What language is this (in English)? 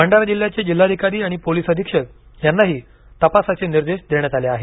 Marathi